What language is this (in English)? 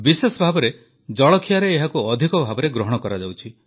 Odia